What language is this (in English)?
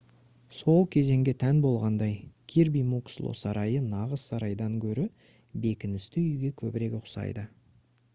Kazakh